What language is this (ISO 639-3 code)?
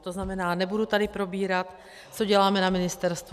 ces